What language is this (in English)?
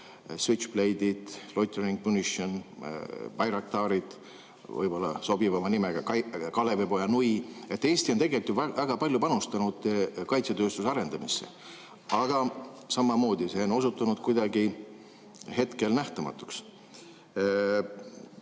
Estonian